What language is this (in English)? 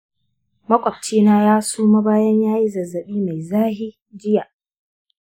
Hausa